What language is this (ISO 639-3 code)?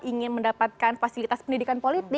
ind